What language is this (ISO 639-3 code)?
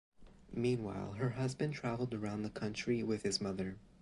eng